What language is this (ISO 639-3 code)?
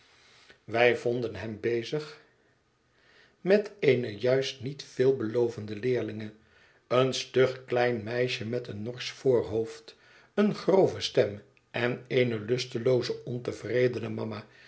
nld